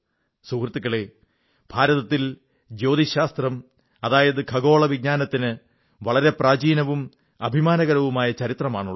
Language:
Malayalam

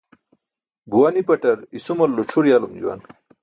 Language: Burushaski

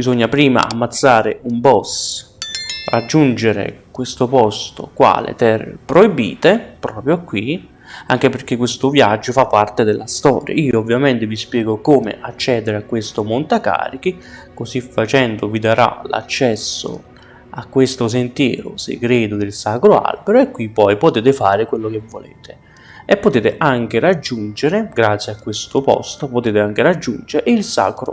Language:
Italian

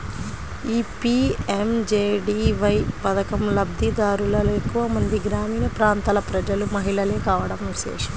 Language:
Telugu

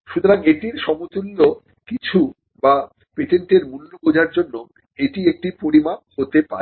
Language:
Bangla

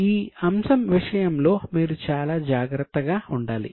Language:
Telugu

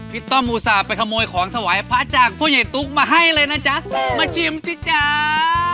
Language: Thai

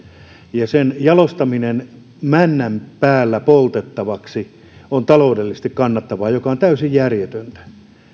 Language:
Finnish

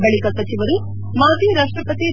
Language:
Kannada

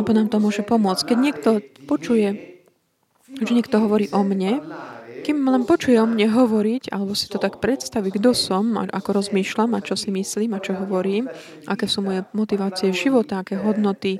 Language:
Slovak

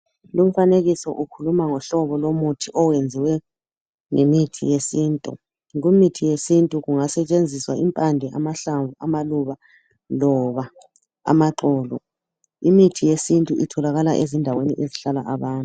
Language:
North Ndebele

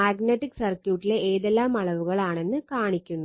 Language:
Malayalam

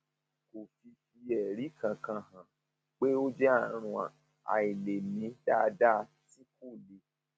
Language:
Yoruba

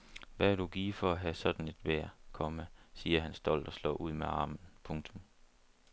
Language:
Danish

